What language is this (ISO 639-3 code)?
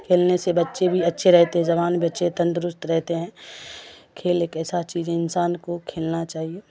urd